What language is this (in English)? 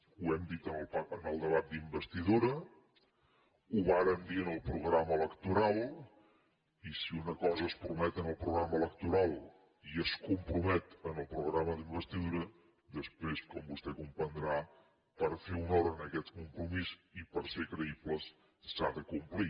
Catalan